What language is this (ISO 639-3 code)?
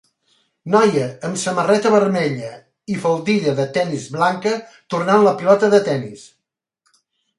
cat